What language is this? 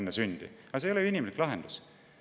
Estonian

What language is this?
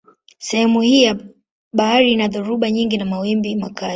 Swahili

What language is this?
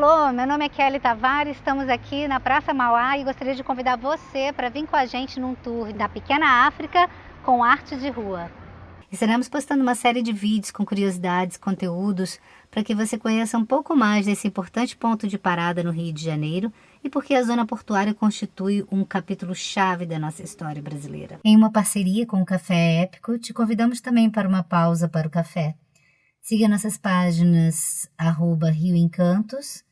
Portuguese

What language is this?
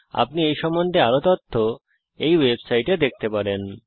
Bangla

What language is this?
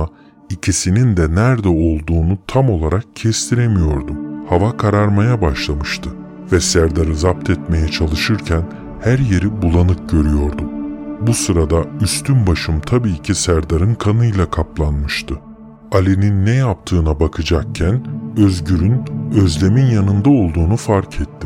Turkish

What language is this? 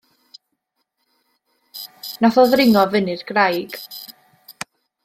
Welsh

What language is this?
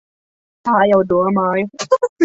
Latvian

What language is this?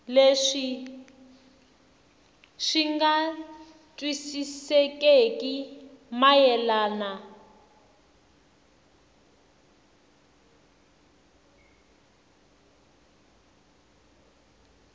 Tsonga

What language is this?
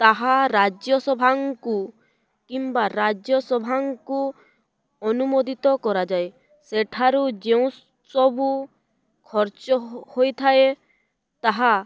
Odia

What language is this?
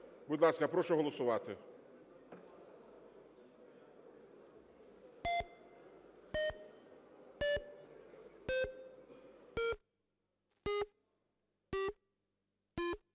Ukrainian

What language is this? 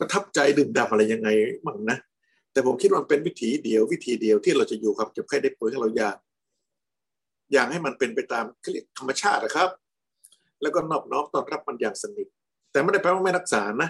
Thai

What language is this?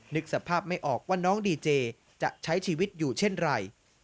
Thai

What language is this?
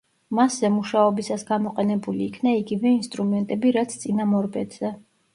Georgian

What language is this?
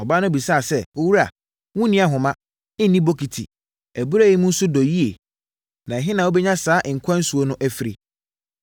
Akan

